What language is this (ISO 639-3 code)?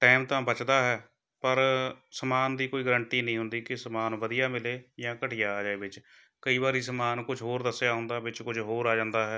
pan